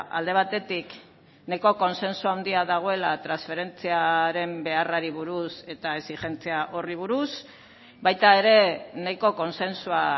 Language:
Basque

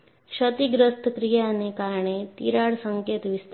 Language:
Gujarati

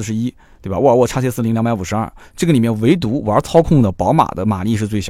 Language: Chinese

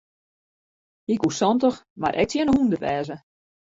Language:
Western Frisian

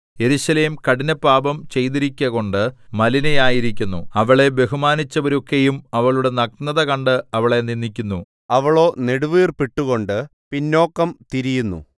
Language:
Malayalam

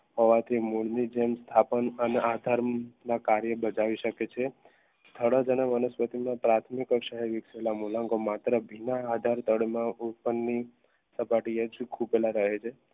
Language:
Gujarati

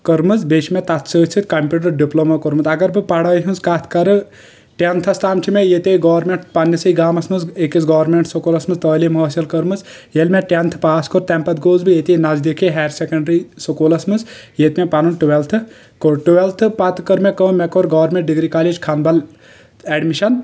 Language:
Kashmiri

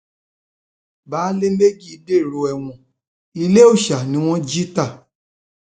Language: Yoruba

